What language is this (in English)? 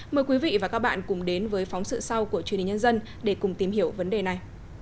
Vietnamese